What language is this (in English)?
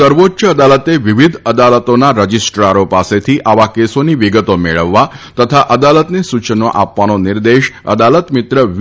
Gujarati